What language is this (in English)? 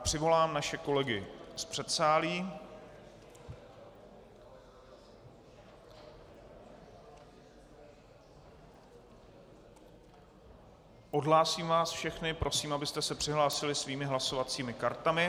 Czech